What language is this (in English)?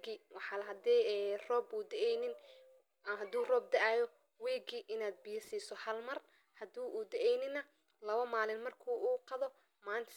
Somali